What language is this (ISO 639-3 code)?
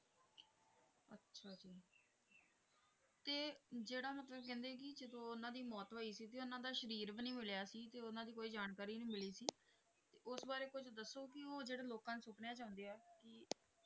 pan